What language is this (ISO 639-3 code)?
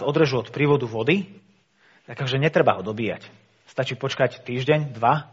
slk